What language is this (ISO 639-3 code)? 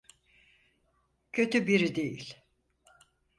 tur